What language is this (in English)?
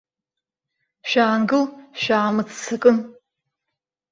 Abkhazian